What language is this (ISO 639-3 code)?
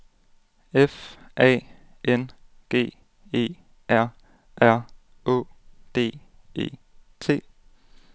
dan